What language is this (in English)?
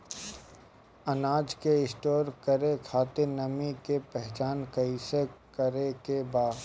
Bhojpuri